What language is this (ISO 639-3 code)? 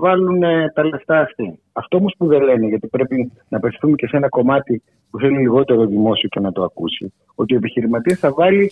ell